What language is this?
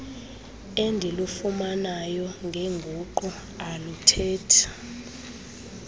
Xhosa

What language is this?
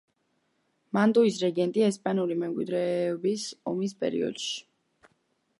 Georgian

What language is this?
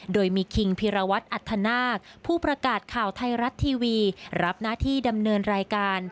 Thai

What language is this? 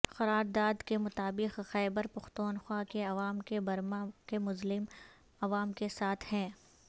Urdu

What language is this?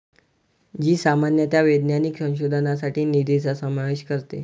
Marathi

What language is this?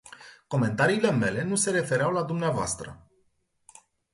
Romanian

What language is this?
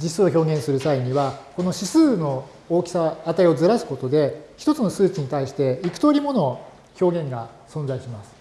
Japanese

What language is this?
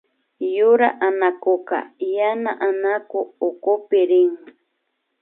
Imbabura Highland Quichua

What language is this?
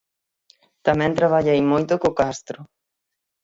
Galician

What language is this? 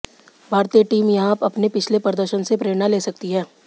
Hindi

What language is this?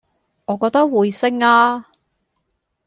Cantonese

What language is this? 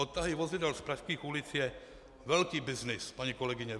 Czech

